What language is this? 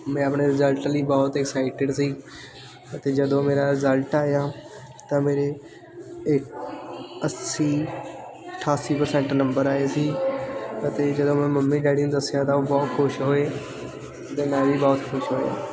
Punjabi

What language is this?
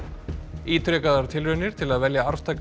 Icelandic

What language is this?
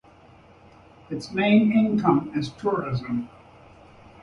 English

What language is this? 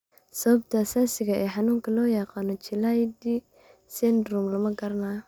Somali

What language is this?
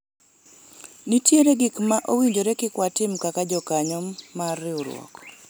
Luo (Kenya and Tanzania)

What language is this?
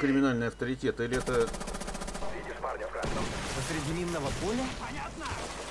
Russian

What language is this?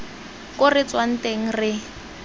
Tswana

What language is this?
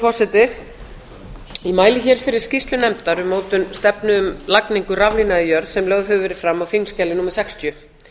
Icelandic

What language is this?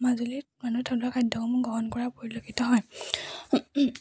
Assamese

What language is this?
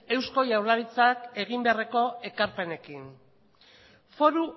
Basque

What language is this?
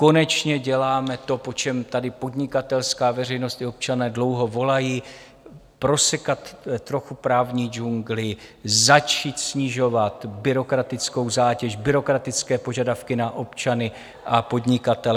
Czech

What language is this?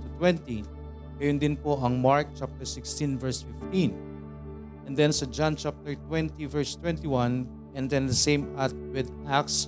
Filipino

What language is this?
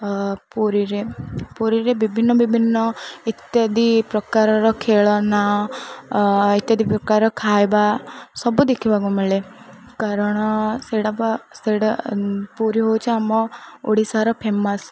Odia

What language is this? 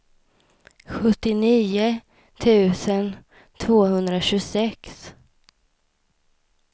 Swedish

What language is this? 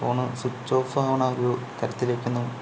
Malayalam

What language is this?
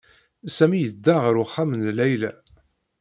Kabyle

